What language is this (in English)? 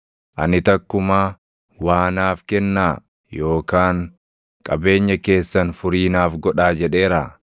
Oromo